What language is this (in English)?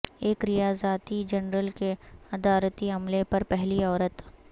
Urdu